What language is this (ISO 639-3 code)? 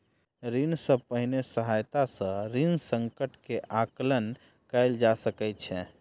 mai